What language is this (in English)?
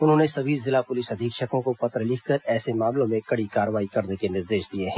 Hindi